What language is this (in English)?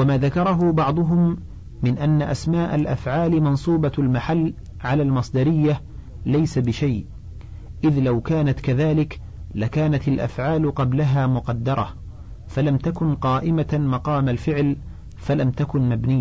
Arabic